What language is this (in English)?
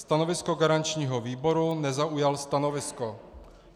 Czech